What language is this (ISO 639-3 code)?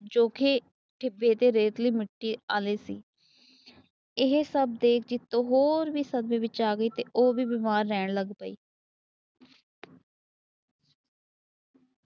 pan